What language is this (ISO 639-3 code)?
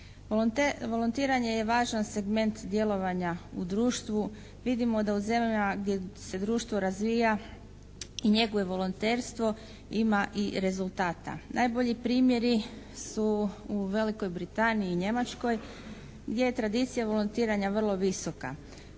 hrv